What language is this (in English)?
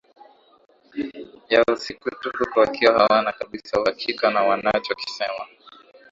Swahili